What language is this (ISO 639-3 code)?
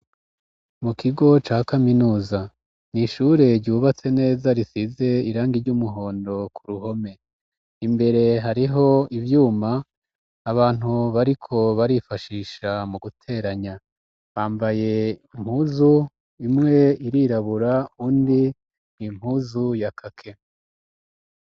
run